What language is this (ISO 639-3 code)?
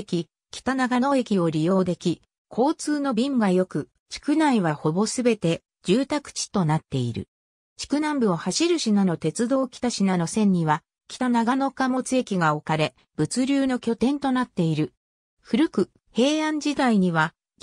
jpn